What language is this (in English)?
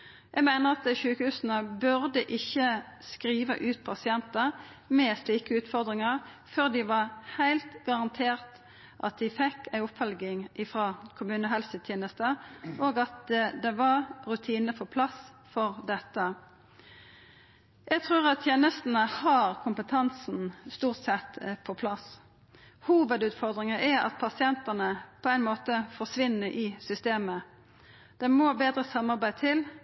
Norwegian Nynorsk